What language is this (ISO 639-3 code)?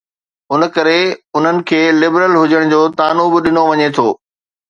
snd